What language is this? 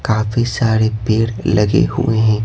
Hindi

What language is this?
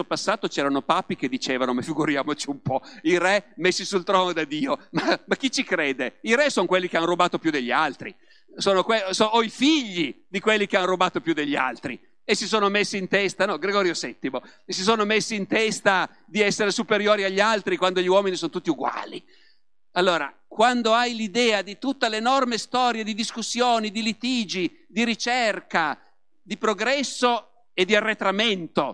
Italian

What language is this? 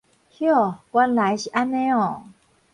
Min Nan Chinese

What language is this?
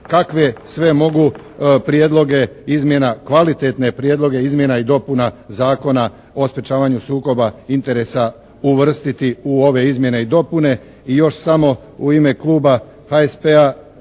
Croatian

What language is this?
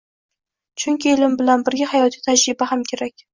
Uzbek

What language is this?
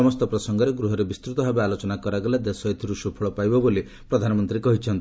Odia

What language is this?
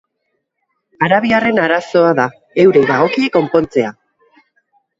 Basque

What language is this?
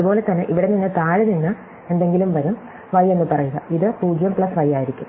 Malayalam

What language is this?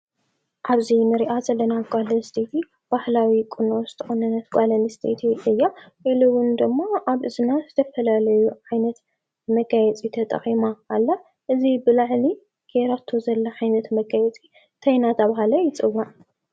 Tigrinya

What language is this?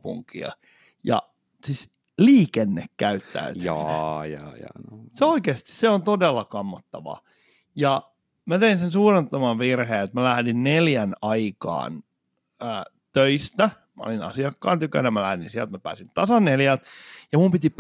Finnish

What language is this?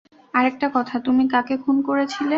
Bangla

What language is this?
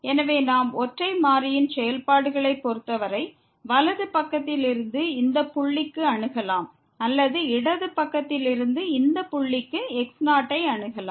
Tamil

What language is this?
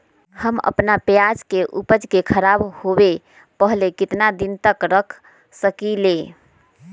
Magahi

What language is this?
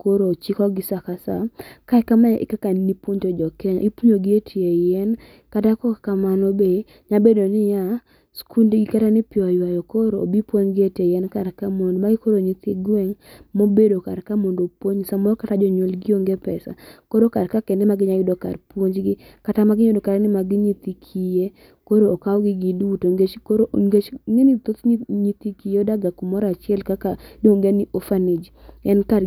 Luo (Kenya and Tanzania)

